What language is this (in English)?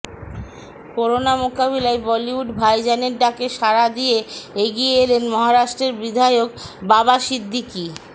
Bangla